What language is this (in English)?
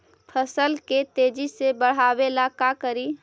Magahi